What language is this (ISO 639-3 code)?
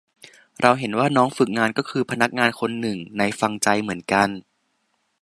tha